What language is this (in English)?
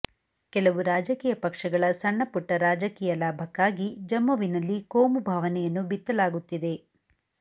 Kannada